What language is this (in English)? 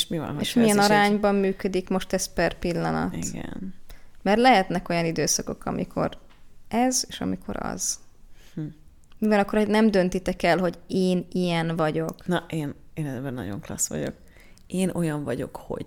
Hungarian